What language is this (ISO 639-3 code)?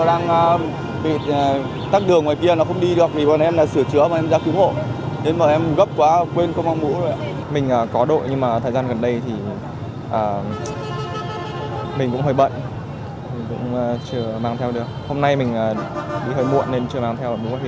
vie